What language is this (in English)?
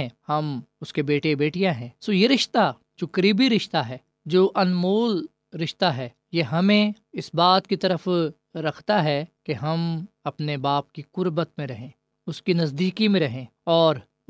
Urdu